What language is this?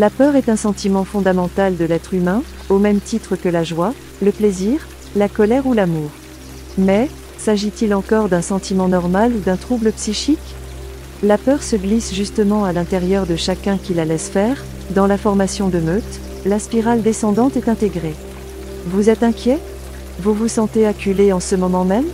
French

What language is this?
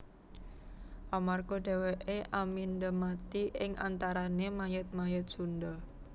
Javanese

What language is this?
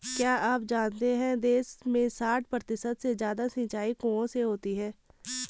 Hindi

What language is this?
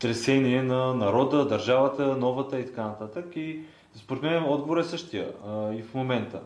Bulgarian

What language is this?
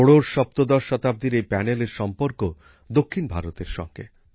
Bangla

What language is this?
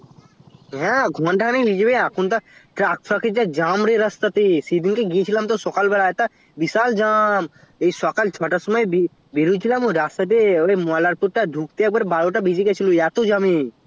Bangla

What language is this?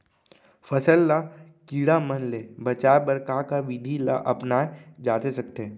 Chhattisgarhi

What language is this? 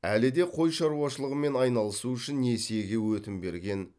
Kazakh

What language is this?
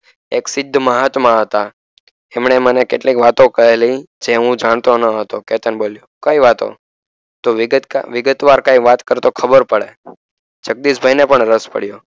Gujarati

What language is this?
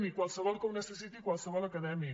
Catalan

